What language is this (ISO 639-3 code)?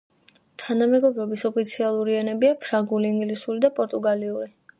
kat